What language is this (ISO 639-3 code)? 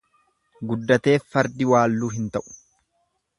orm